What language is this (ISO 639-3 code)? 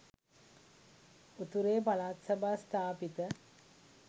sin